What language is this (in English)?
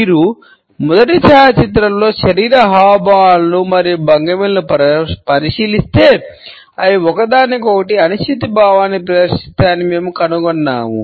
Telugu